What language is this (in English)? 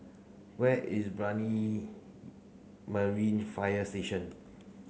English